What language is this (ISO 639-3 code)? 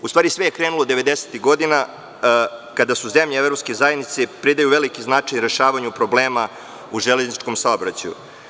srp